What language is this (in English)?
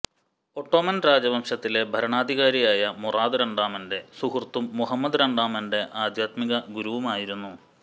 Malayalam